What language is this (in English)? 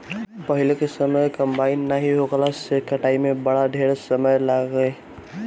Bhojpuri